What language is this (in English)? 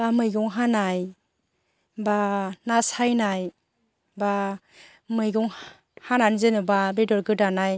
Bodo